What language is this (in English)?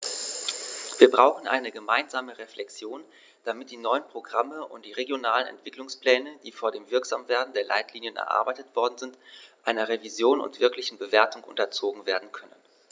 German